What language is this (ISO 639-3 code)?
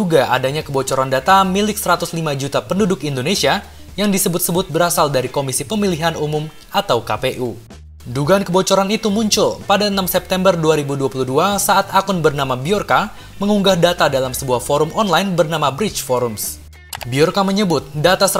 ind